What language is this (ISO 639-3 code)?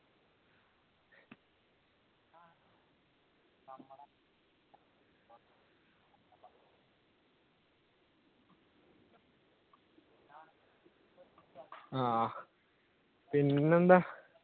mal